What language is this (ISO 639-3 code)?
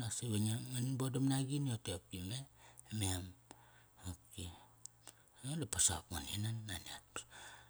ckr